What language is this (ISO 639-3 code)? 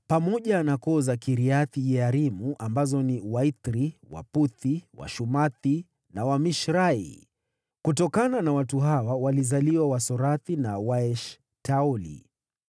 swa